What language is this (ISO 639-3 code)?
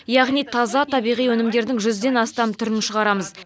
kaz